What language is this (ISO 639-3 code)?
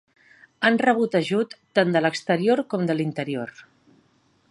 cat